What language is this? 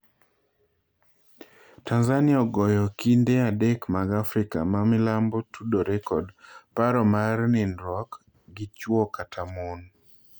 Luo (Kenya and Tanzania)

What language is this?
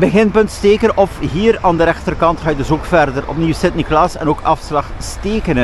Dutch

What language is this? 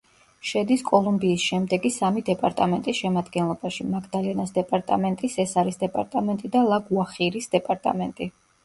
Georgian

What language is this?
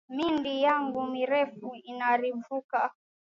Swahili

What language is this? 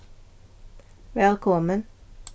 Faroese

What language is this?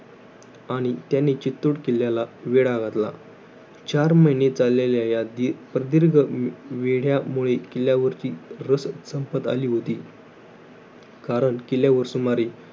Marathi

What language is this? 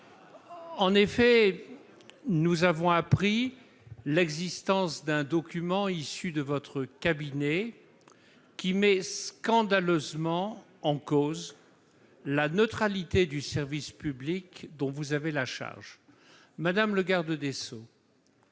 French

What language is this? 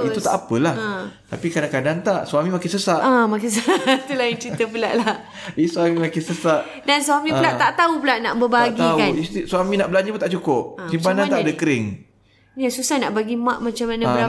Malay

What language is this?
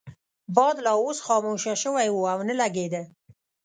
Pashto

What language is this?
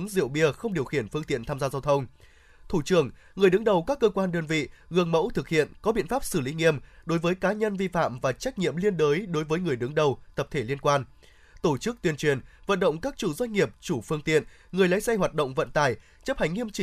Vietnamese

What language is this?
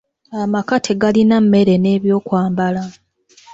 Ganda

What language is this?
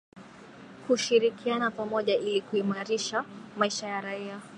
Swahili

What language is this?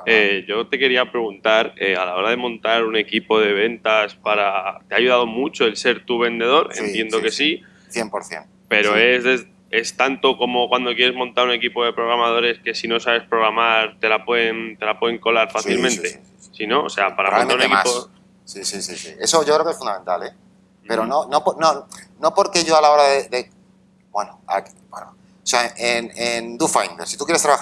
Spanish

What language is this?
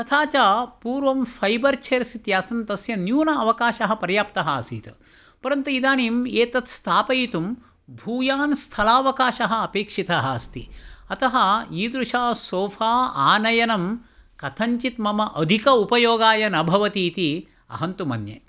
Sanskrit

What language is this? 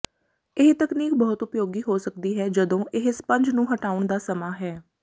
Punjabi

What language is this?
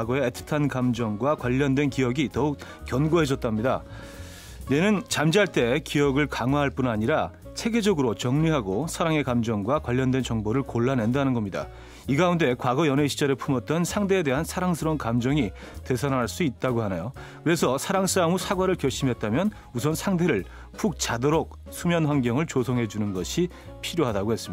Korean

